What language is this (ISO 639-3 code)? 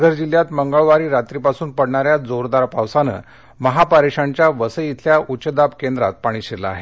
mar